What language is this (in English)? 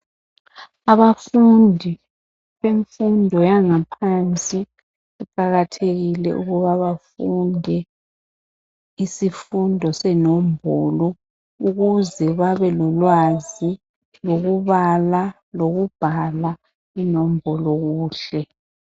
North Ndebele